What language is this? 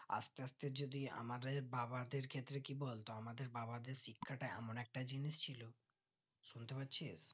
Bangla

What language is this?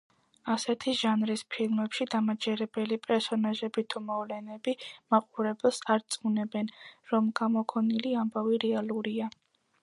Georgian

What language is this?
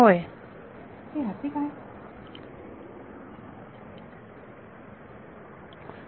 Marathi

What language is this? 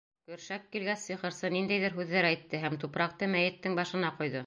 Bashkir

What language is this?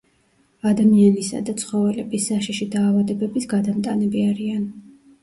Georgian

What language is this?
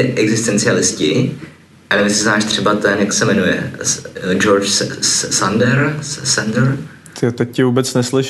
Czech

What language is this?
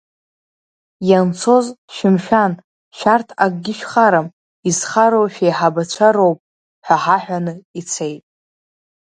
Abkhazian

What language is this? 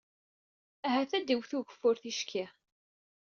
Kabyle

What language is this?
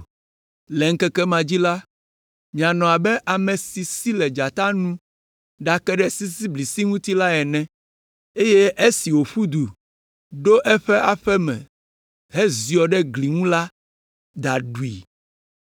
Ewe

